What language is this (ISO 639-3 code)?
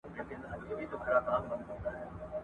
pus